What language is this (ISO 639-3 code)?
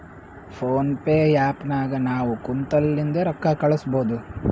kan